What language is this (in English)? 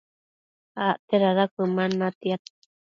Matsés